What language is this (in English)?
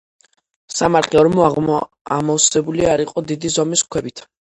Georgian